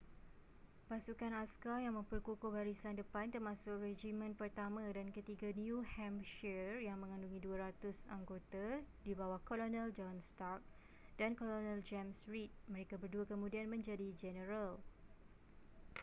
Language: Malay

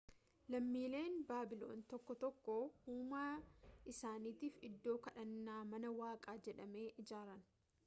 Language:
Oromo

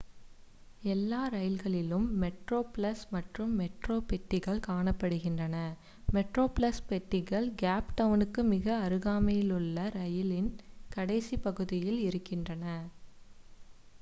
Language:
Tamil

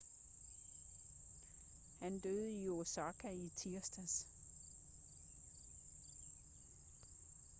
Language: Danish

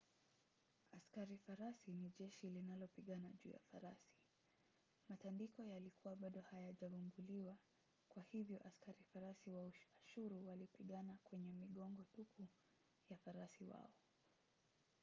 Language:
Swahili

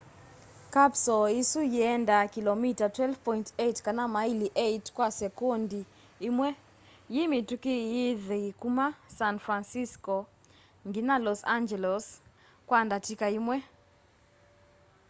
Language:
Kamba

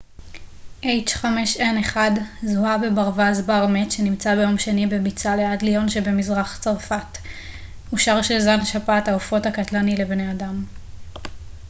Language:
Hebrew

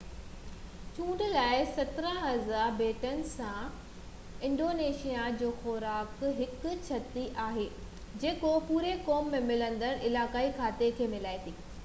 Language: Sindhi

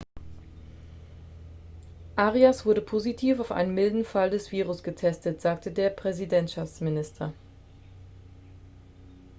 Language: German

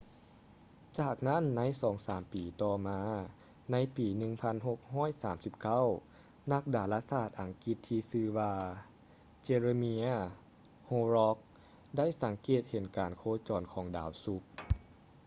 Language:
Lao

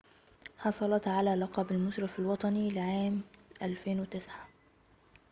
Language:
Arabic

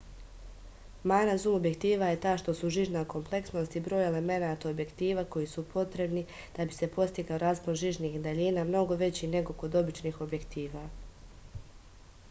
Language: Serbian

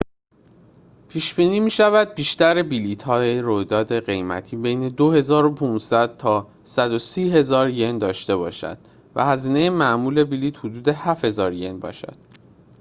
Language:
Persian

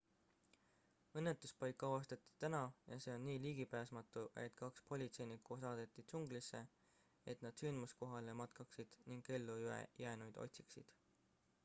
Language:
Estonian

